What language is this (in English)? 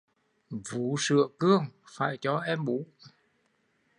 Vietnamese